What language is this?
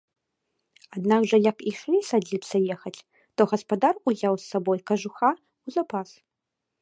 Belarusian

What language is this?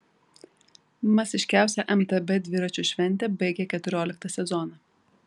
Lithuanian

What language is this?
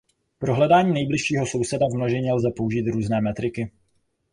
Czech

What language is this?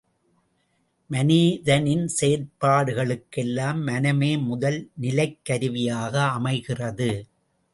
Tamil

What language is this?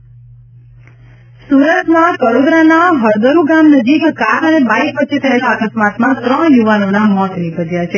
Gujarati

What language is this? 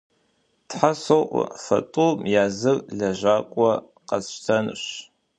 Kabardian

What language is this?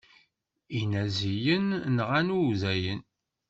Kabyle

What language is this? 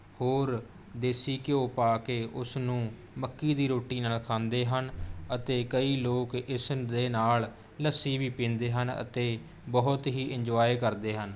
Punjabi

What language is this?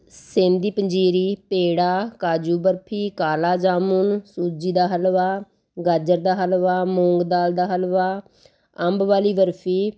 Punjabi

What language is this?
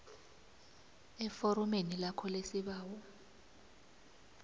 South Ndebele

